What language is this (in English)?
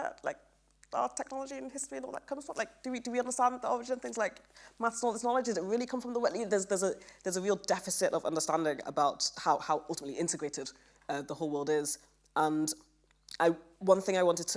English